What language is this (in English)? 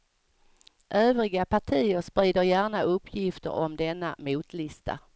Swedish